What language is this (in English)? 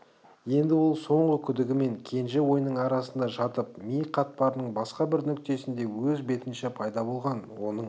Kazakh